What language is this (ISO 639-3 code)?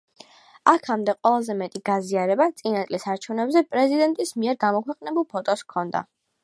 kat